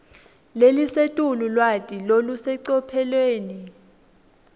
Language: Swati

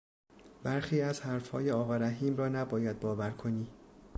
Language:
Persian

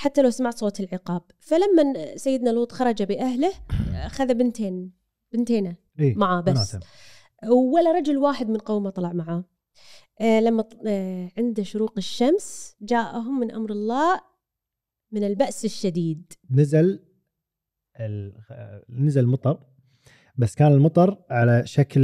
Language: Arabic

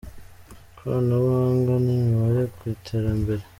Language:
Kinyarwanda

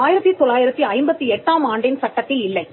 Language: Tamil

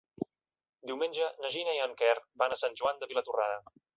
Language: Catalan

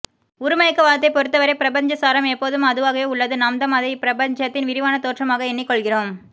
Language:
Tamil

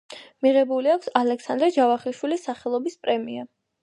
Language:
Georgian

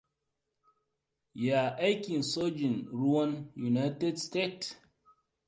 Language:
Hausa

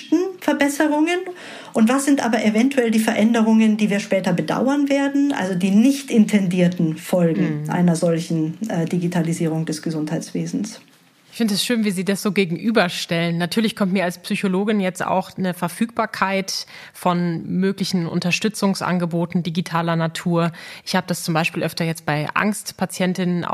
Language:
German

